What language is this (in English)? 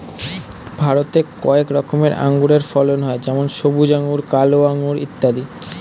Bangla